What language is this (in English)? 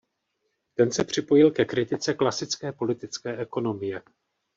Czech